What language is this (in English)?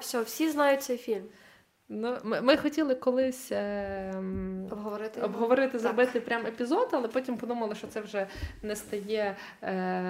Ukrainian